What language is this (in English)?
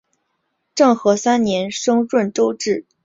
Chinese